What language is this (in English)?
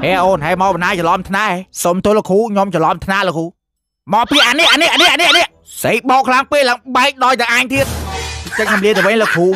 Thai